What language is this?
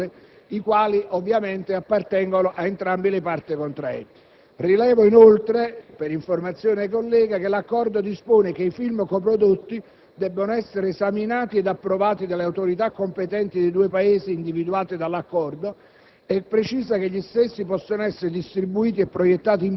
Italian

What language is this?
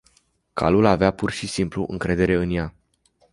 Romanian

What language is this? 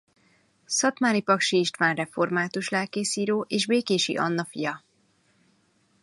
Hungarian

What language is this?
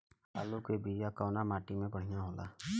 Bhojpuri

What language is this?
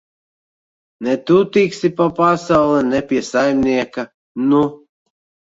Latvian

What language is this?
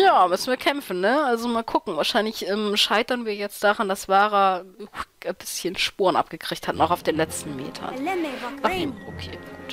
German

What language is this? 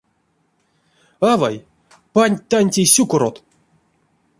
Erzya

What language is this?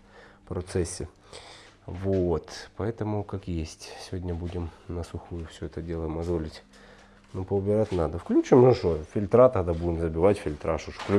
Russian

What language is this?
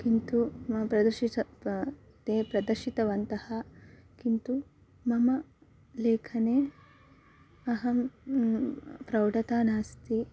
Sanskrit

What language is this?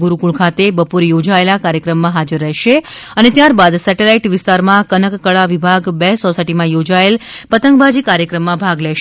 Gujarati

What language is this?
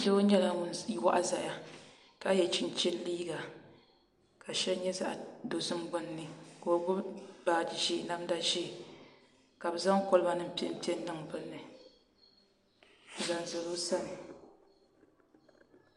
Dagbani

